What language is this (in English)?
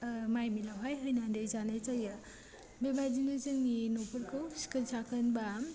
Bodo